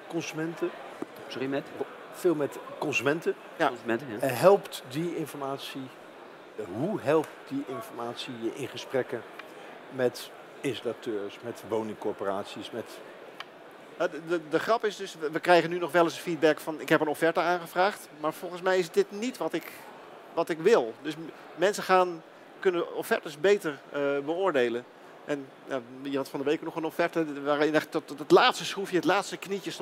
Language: Dutch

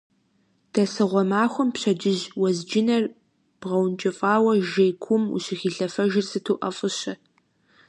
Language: Kabardian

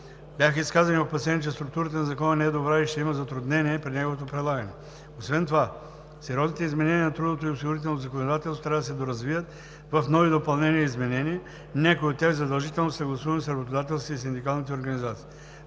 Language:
Bulgarian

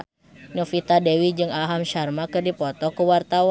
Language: Sundanese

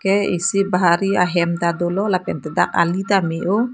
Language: Karbi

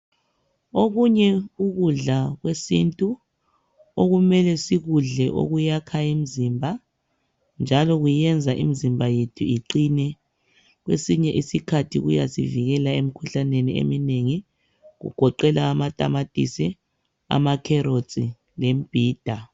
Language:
North Ndebele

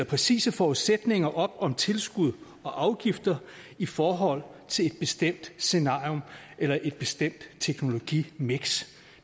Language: Danish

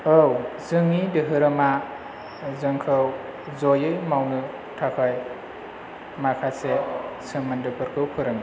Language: Bodo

